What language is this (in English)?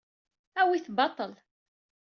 Kabyle